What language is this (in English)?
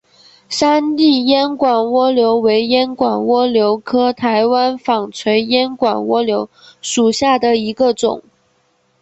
Chinese